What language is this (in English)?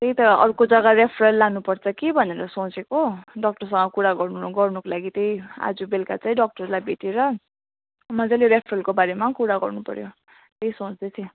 Nepali